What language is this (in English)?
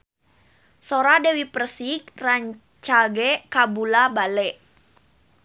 Sundanese